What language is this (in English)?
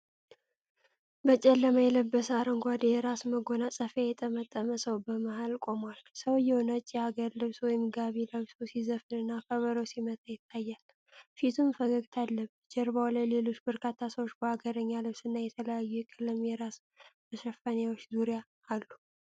Amharic